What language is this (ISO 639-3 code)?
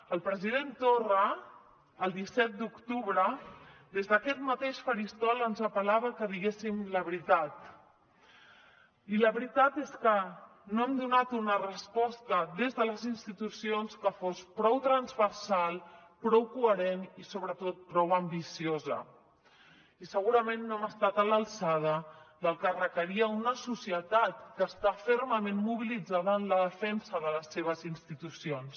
cat